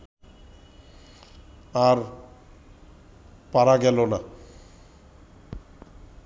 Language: Bangla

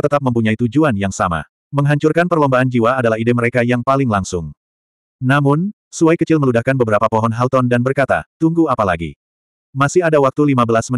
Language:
Indonesian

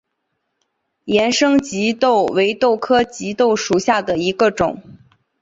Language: Chinese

